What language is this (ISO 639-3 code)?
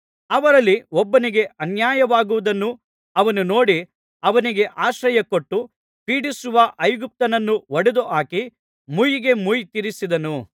kan